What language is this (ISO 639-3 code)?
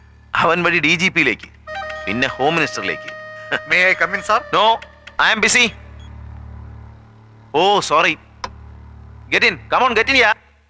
hin